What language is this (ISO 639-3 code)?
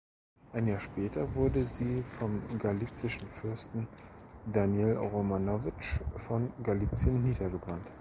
deu